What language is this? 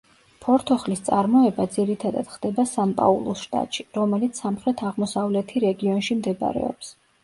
Georgian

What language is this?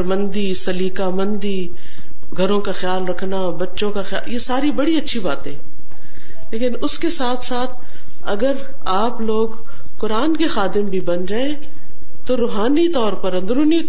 Urdu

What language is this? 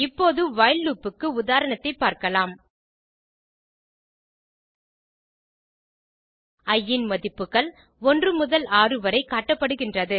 Tamil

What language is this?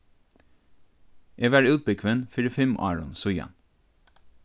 Faroese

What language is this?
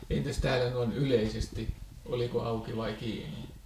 Finnish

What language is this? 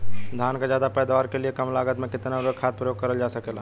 Bhojpuri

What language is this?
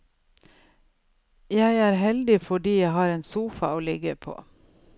Norwegian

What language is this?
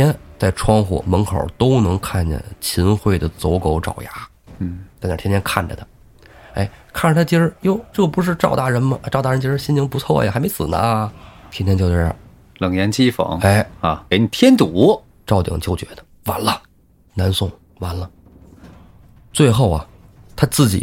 Chinese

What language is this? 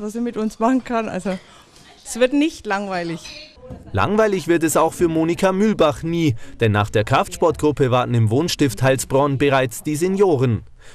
German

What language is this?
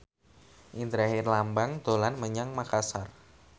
Javanese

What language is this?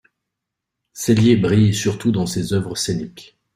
French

